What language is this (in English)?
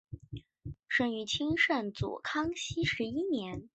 Chinese